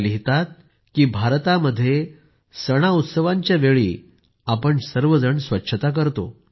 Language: Marathi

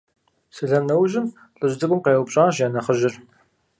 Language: Kabardian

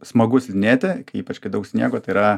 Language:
Lithuanian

